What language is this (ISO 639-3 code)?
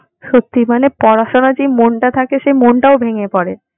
ben